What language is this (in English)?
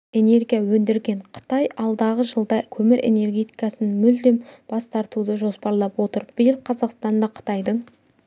Kazakh